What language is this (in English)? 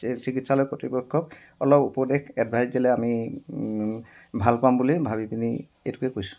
Assamese